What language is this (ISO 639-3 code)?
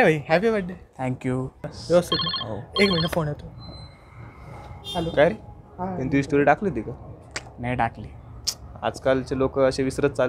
kor